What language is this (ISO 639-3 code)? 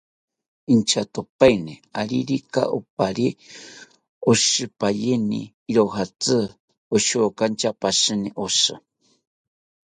cpy